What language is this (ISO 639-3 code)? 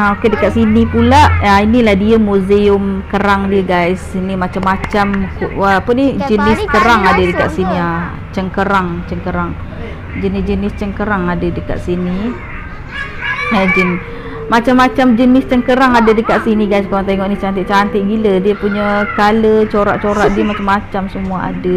msa